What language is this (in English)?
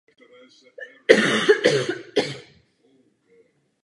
Czech